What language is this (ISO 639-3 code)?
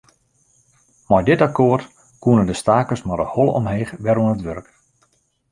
fry